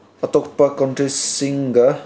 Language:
Manipuri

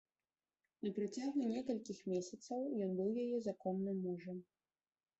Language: Belarusian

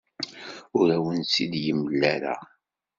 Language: Kabyle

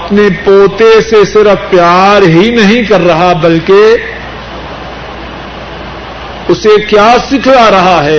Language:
Urdu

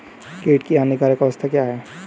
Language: Hindi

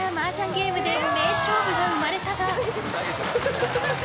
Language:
Japanese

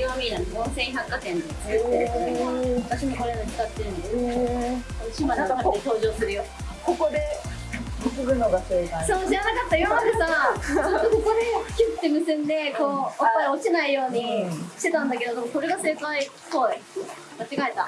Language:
Japanese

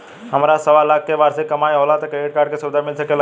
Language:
Bhojpuri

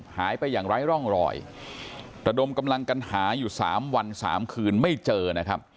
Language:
Thai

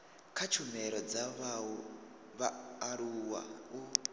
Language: Venda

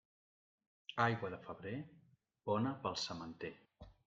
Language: Catalan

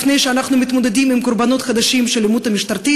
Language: Hebrew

